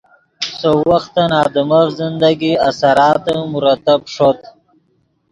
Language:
Yidgha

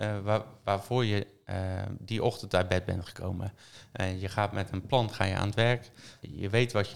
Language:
Dutch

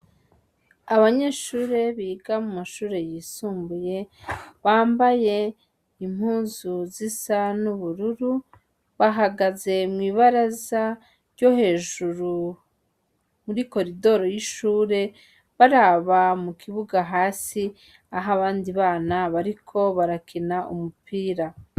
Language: Rundi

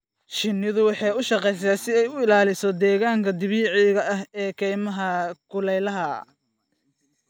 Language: Somali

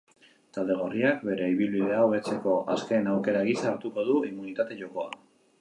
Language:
Basque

